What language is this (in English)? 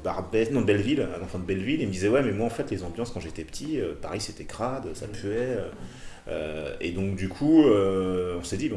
French